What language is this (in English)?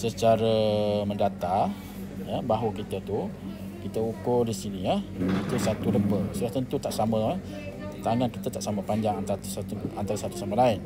Malay